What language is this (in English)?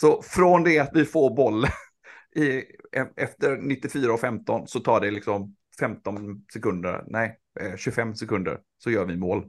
Swedish